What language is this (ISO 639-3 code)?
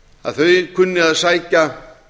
isl